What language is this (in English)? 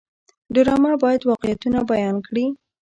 Pashto